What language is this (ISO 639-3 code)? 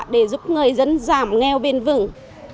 vie